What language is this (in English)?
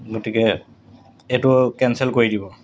Assamese